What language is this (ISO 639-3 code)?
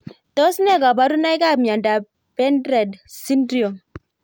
kln